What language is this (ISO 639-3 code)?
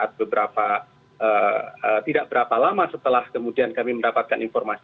ind